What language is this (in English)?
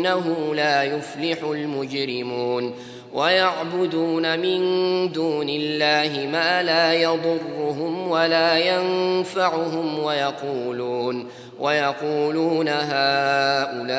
Arabic